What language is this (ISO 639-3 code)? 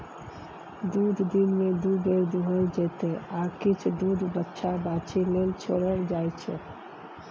mai